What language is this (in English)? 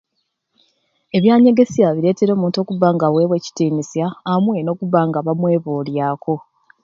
Ruuli